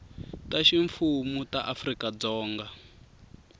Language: Tsonga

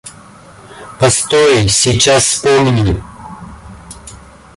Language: Russian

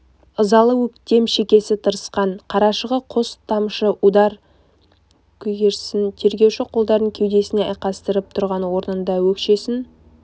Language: Kazakh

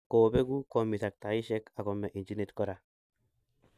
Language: Kalenjin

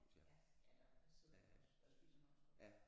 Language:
Danish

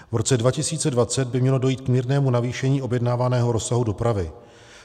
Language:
Czech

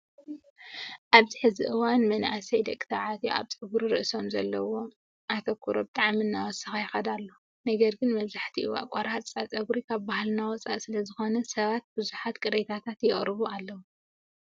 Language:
Tigrinya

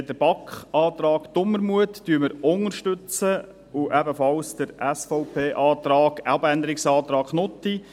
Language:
Swiss German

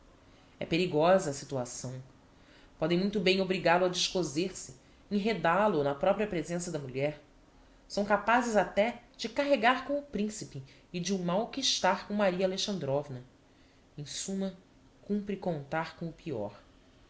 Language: Portuguese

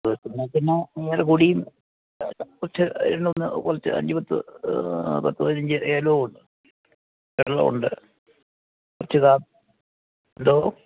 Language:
Malayalam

